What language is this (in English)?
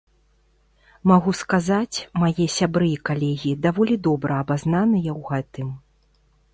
Belarusian